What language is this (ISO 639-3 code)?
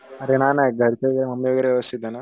mar